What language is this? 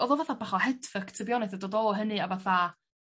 Welsh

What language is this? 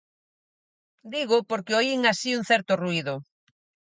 Galician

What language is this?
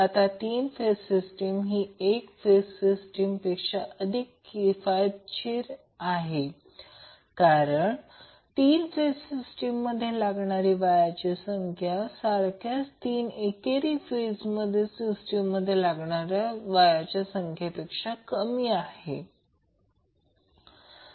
Marathi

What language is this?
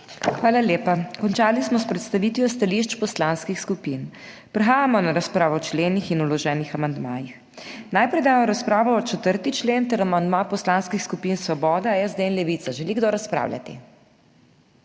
Slovenian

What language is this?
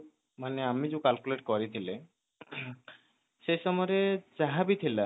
Odia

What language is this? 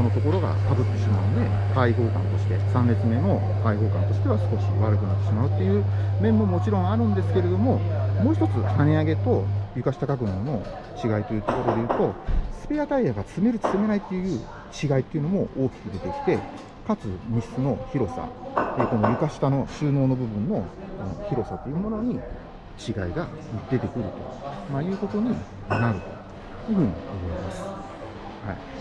Japanese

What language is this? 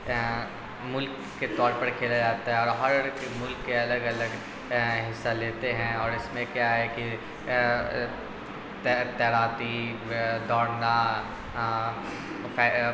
Urdu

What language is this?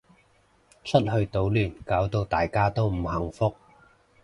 Cantonese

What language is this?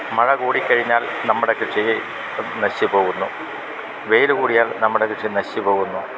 Malayalam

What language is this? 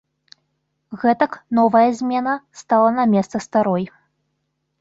Belarusian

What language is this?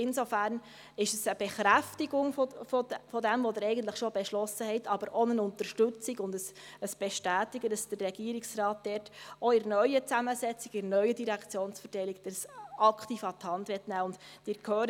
Swiss German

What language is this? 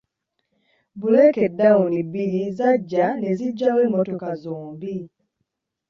Ganda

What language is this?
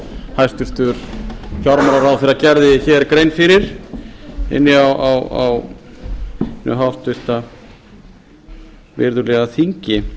Icelandic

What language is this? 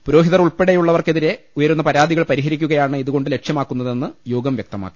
Malayalam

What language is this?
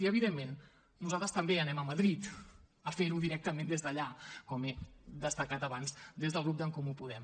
Catalan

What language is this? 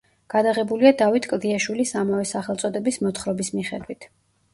Georgian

